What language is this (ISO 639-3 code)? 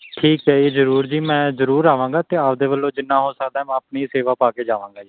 pan